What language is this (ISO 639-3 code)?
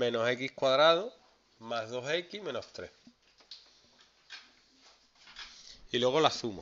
spa